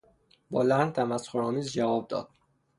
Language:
Persian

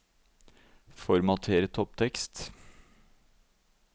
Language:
Norwegian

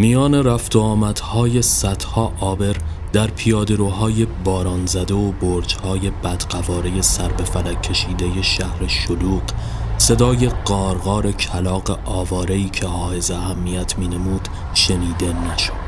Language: Persian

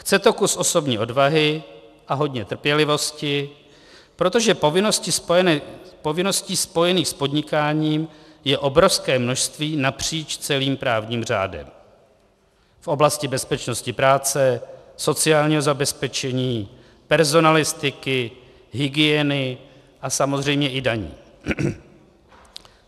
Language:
Czech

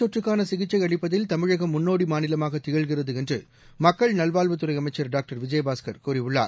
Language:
Tamil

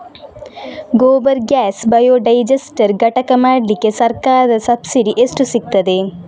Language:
Kannada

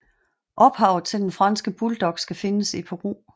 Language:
Danish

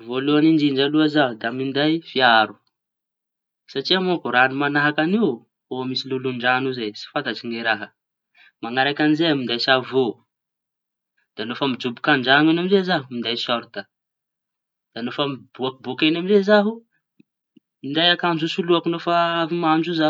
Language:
Tanosy Malagasy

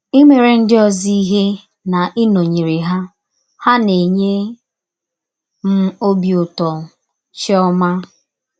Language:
Igbo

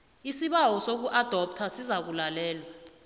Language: South Ndebele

